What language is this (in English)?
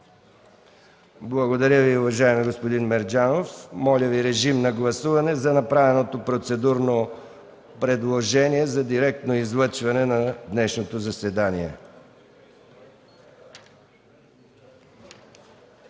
Bulgarian